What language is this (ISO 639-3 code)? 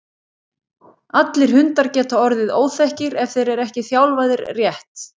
isl